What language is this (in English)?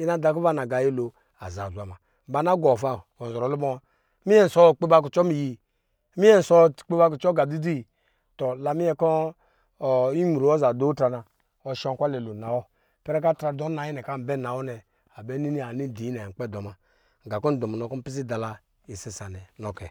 Lijili